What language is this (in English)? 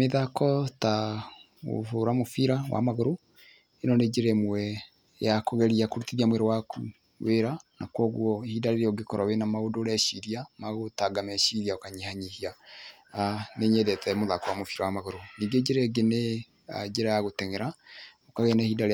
Kikuyu